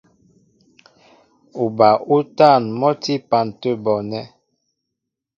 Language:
Mbo (Cameroon)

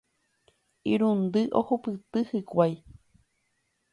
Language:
Guarani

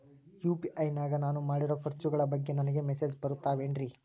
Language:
Kannada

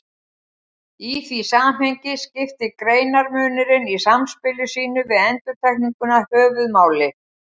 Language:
Icelandic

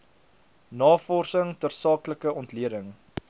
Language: Afrikaans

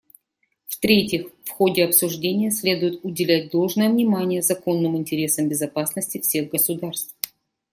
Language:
Russian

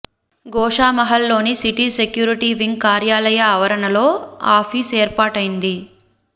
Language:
Telugu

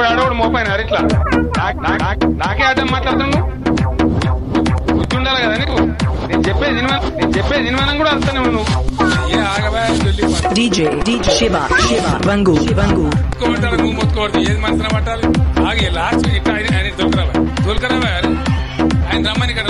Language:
Vietnamese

